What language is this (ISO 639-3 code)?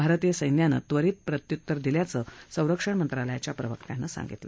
mar